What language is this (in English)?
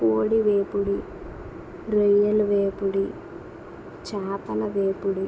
Telugu